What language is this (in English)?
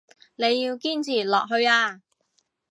Cantonese